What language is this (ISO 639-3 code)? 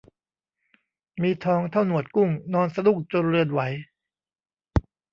tha